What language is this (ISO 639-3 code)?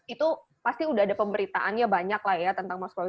ind